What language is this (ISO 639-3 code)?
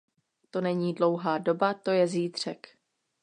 ces